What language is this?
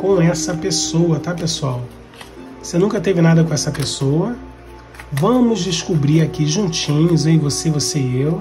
Portuguese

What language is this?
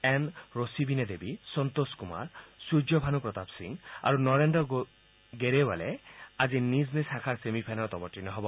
Assamese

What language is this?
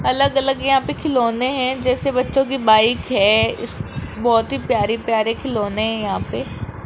Hindi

